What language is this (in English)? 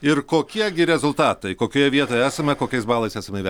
Lithuanian